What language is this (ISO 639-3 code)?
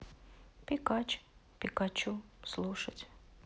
rus